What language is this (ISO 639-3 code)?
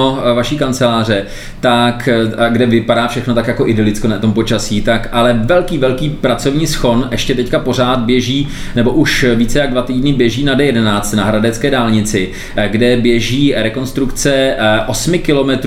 ces